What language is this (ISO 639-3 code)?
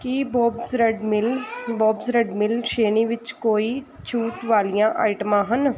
pan